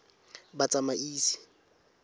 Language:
Tswana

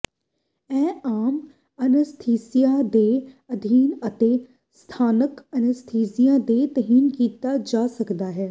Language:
Punjabi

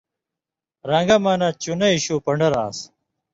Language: Indus Kohistani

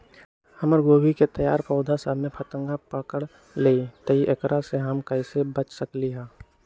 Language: Magahi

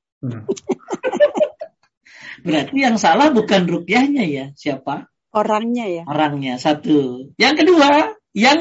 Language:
Indonesian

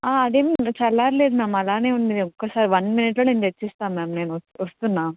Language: Telugu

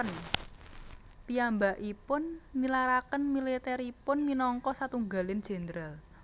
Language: Javanese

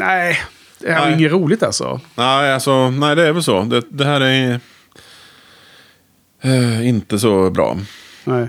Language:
Swedish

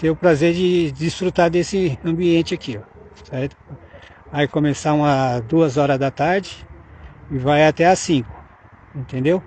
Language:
Portuguese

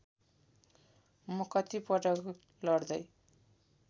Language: Nepali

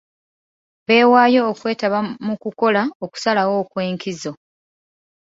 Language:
Ganda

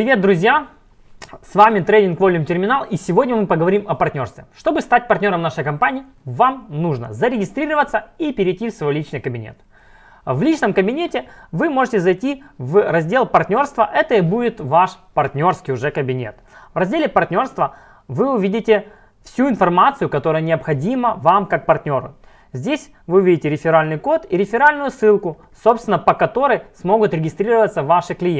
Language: Russian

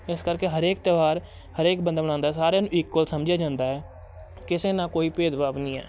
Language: Punjabi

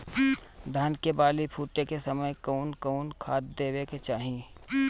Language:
Bhojpuri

